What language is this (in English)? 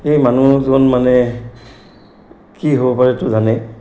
Assamese